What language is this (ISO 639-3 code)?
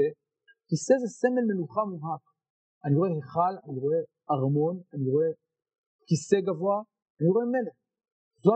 heb